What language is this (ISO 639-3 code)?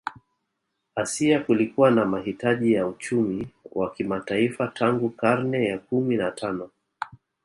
swa